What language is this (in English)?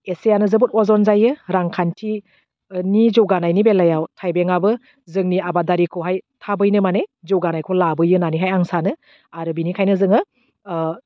Bodo